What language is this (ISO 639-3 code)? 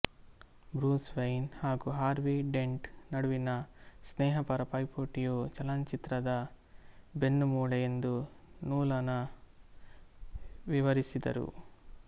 kan